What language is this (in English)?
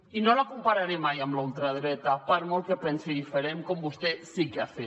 Catalan